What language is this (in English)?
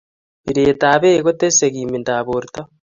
Kalenjin